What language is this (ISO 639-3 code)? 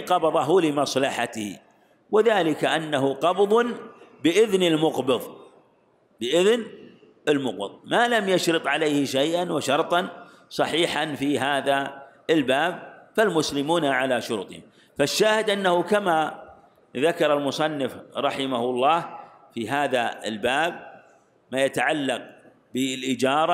ara